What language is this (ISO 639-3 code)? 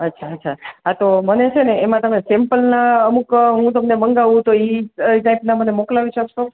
guj